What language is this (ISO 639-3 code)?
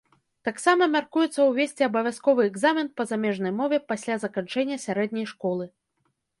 bel